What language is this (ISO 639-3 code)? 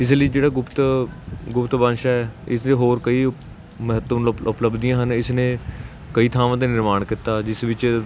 pan